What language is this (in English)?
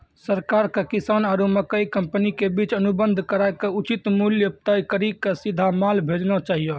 Maithili